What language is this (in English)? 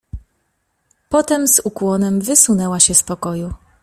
Polish